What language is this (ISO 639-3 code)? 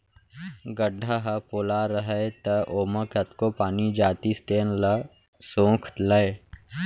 hne